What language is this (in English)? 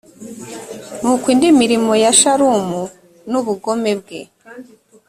Kinyarwanda